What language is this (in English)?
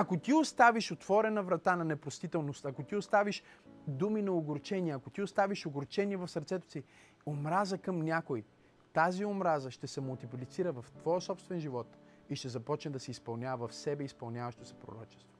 Bulgarian